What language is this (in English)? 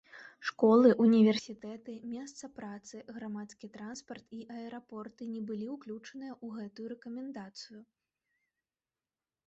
Belarusian